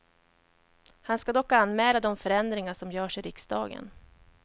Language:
Swedish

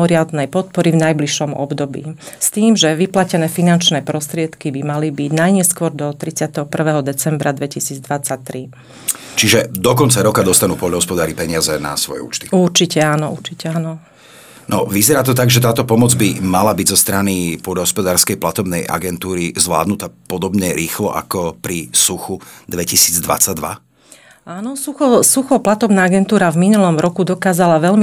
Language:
Slovak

